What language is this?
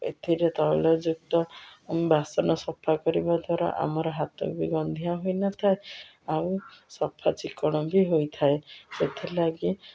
Odia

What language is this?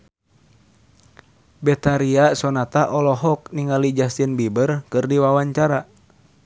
Sundanese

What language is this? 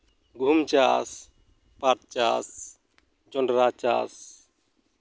Santali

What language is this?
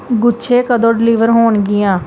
Punjabi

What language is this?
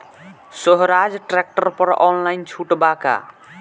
Bhojpuri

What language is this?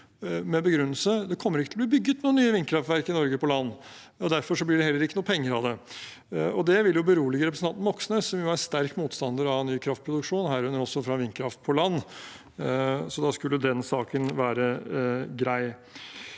Norwegian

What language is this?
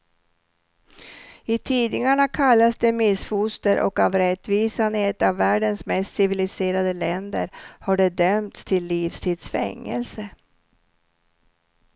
Swedish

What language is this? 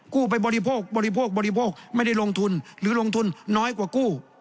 Thai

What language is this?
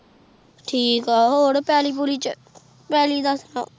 Punjabi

